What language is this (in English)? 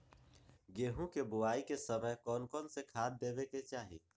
Magahi